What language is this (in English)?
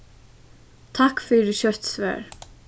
Faroese